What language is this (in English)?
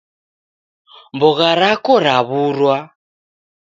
Taita